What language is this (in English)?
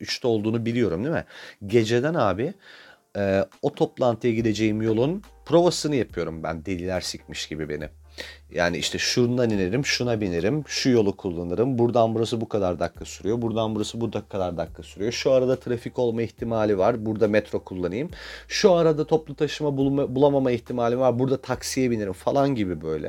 Turkish